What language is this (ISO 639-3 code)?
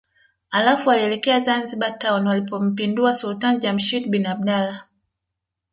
swa